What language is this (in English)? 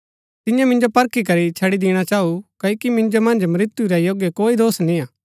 Gaddi